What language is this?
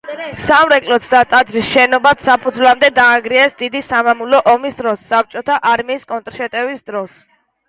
Georgian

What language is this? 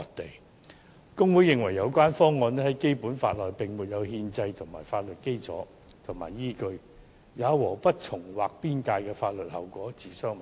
Cantonese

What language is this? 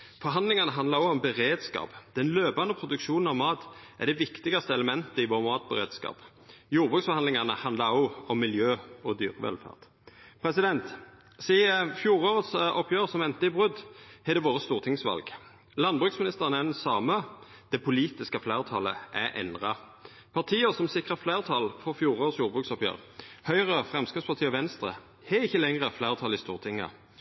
Norwegian Nynorsk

